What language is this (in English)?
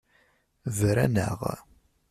Kabyle